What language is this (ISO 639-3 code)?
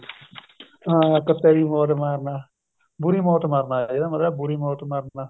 pan